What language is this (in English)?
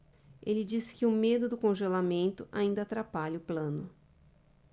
Portuguese